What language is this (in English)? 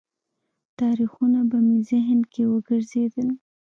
Pashto